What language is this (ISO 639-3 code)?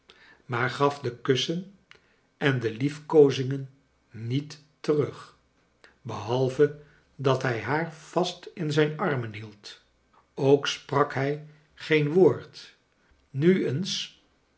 nld